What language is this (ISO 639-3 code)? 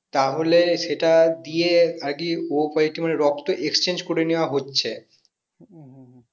ben